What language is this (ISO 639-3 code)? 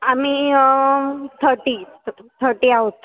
mar